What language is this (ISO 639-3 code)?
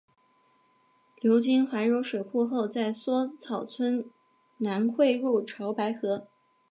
zho